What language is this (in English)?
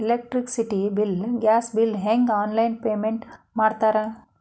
Kannada